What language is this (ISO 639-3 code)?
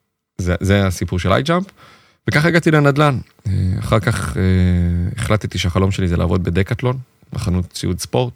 heb